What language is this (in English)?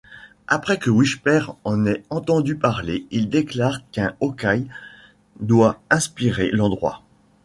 French